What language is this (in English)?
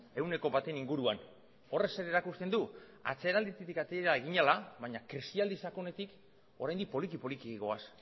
Basque